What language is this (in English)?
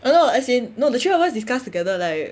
English